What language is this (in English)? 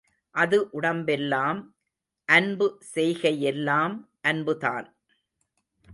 Tamil